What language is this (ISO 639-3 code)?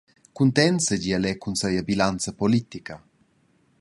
roh